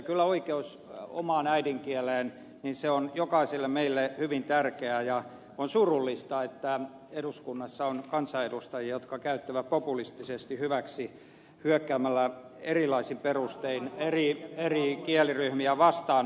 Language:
Finnish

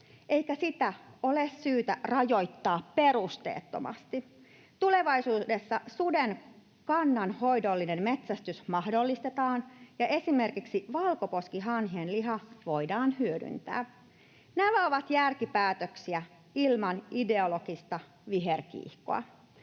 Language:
Finnish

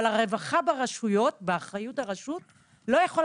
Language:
Hebrew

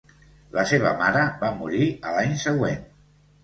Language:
Catalan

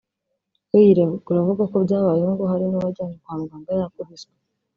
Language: Kinyarwanda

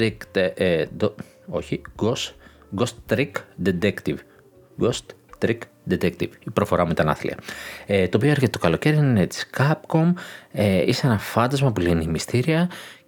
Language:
Greek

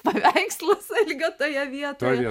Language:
Lithuanian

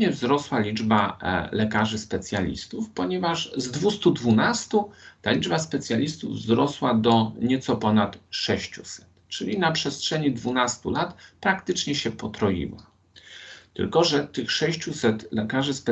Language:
Polish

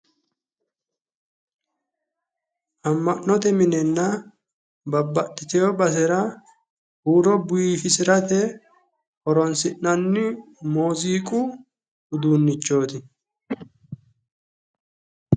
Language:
Sidamo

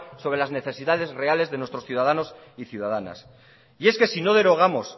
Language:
Spanish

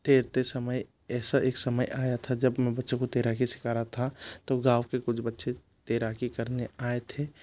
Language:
Hindi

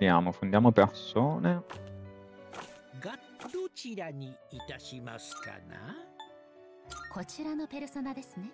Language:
Italian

